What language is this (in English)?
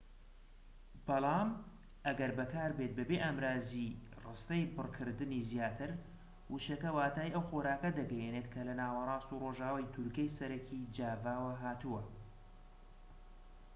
Central Kurdish